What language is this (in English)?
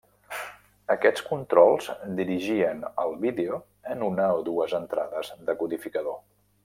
Catalan